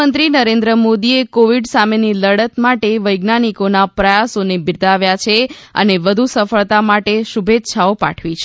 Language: Gujarati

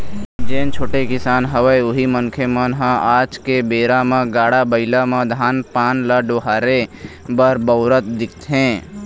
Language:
Chhattisgarhi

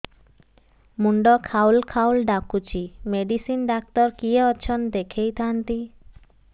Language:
Odia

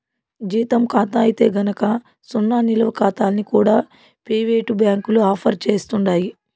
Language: Telugu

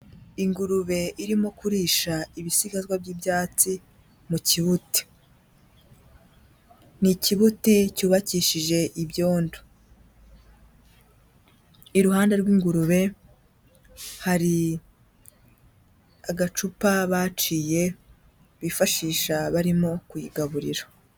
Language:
Kinyarwanda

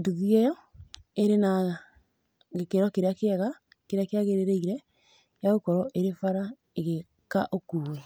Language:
Kikuyu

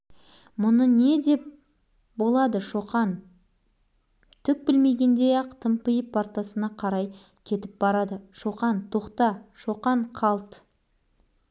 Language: Kazakh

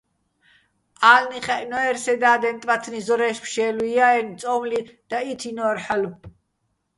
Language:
Bats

